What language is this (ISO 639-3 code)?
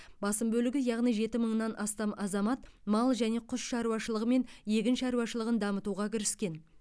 kaz